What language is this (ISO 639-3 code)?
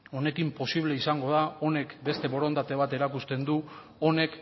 eus